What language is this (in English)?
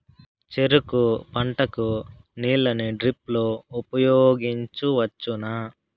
Telugu